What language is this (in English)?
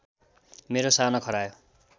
Nepali